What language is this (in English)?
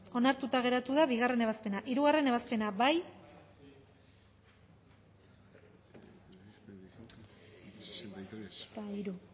Basque